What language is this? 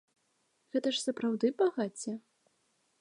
Belarusian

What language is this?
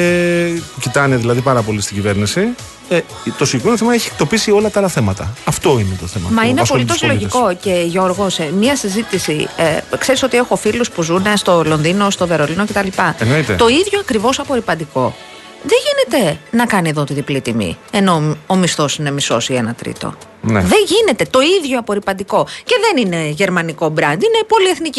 Greek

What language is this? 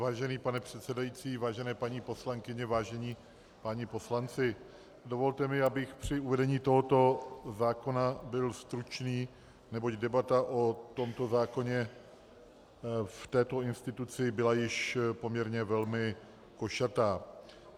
Czech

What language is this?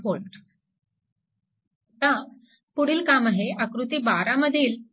Marathi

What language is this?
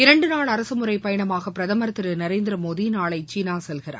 Tamil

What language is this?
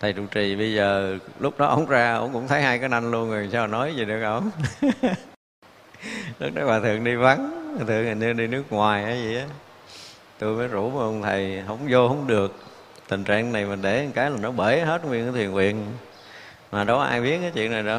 Vietnamese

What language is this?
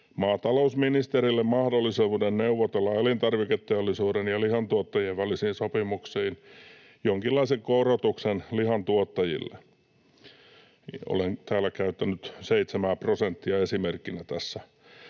Finnish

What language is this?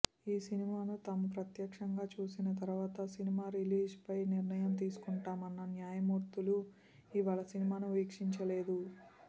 Telugu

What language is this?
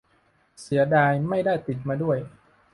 Thai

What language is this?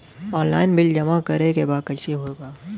Bhojpuri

